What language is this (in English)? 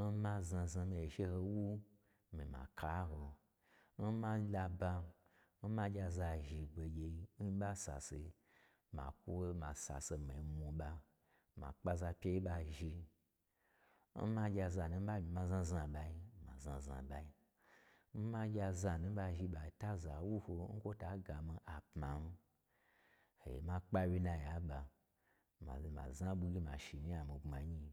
Gbagyi